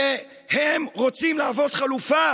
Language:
Hebrew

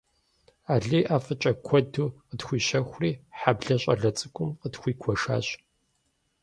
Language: Kabardian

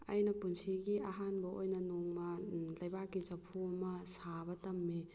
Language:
Manipuri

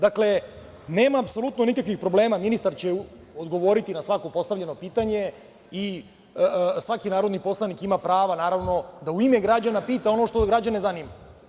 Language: Serbian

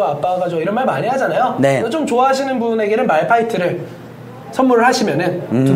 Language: Korean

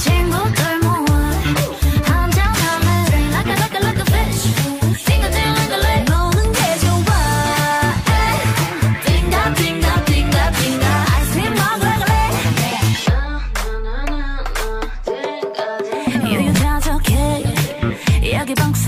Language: Vietnamese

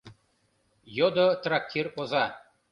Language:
Mari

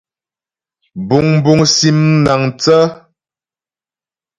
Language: Ghomala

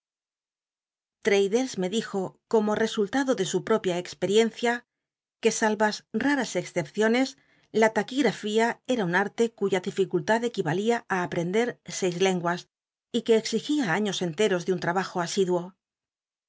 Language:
Spanish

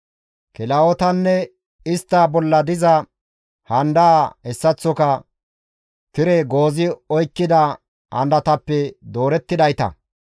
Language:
Gamo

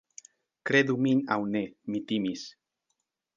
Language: Esperanto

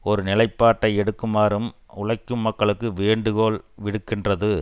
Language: Tamil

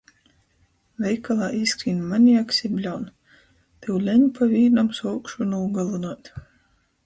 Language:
Latgalian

